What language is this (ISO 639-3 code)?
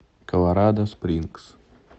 rus